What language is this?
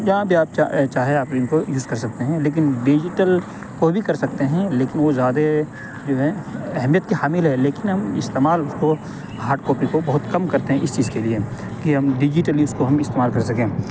Urdu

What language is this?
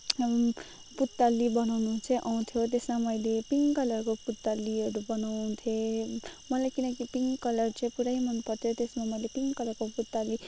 Nepali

